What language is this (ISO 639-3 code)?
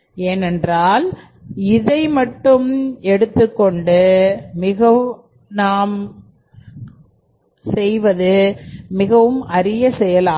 tam